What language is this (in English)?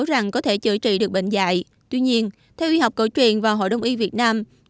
Vietnamese